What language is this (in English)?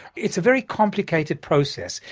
English